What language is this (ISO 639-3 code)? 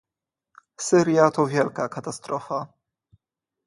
pol